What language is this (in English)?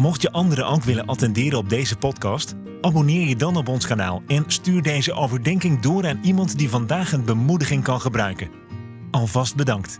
Dutch